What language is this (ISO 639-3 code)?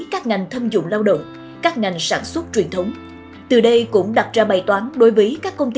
vie